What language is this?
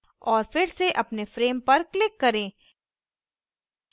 Hindi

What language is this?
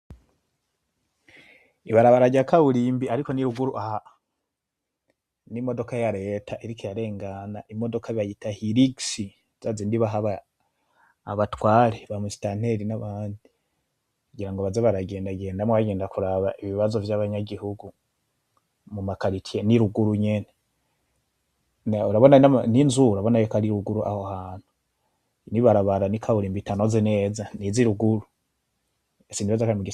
Rundi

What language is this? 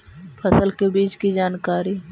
Magahi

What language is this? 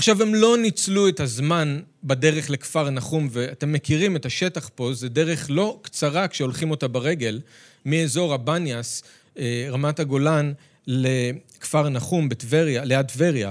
Hebrew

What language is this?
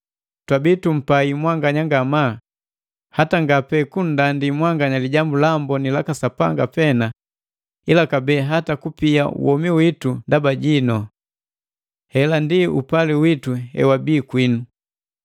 Matengo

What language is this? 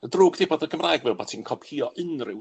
Welsh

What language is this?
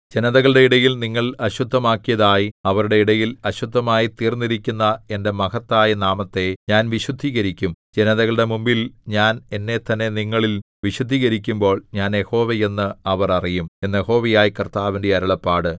Malayalam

